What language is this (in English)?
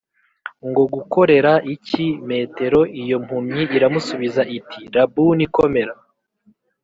Kinyarwanda